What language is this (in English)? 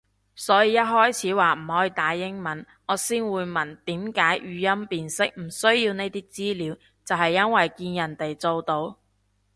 Cantonese